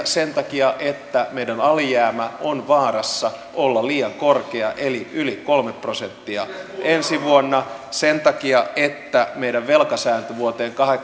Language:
Finnish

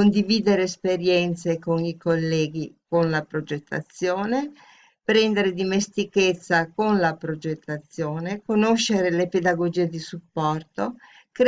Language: Italian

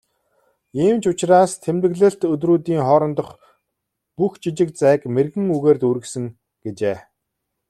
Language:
Mongolian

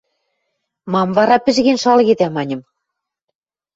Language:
Western Mari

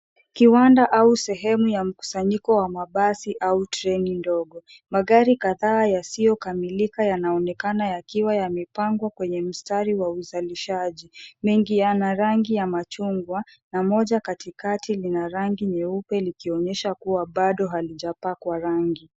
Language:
Swahili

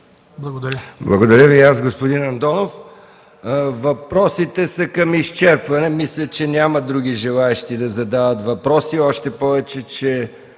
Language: Bulgarian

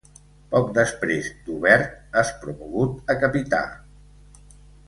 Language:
Catalan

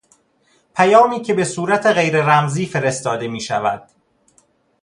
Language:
Persian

